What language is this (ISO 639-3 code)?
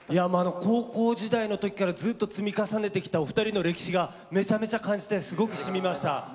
jpn